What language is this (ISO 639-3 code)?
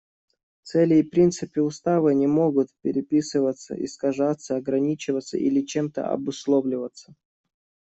rus